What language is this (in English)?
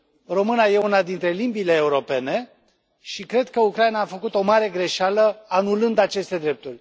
Romanian